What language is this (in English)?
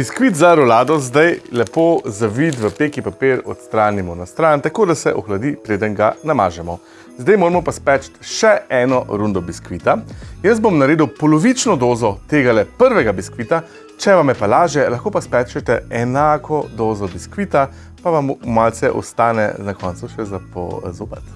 Slovenian